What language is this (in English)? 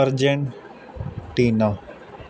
Punjabi